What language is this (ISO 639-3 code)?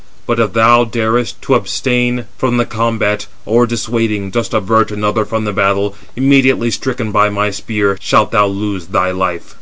eng